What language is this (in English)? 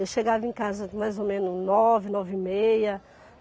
Portuguese